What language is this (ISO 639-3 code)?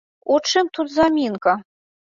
bel